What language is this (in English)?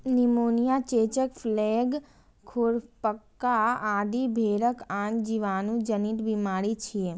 Maithili